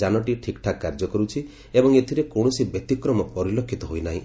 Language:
Odia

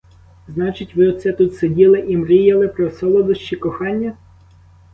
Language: Ukrainian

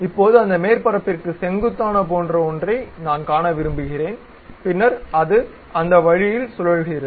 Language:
Tamil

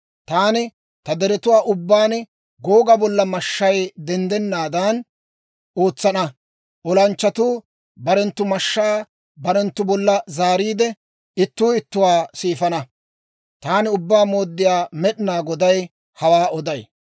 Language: Dawro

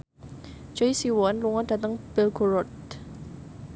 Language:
Javanese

